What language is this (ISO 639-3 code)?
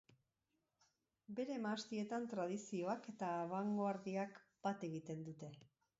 eus